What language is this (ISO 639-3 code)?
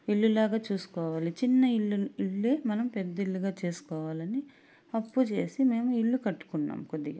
tel